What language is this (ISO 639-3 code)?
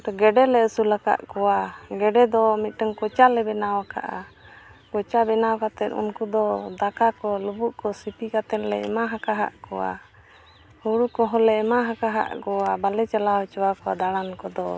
sat